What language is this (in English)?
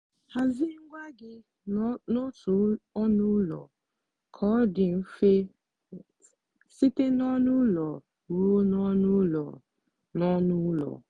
Igbo